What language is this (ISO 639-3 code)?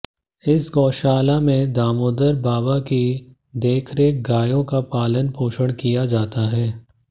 hin